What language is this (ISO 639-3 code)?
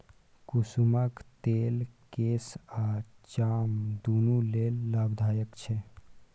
mai